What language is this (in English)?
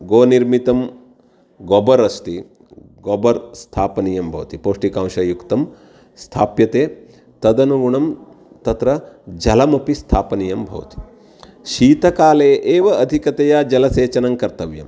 Sanskrit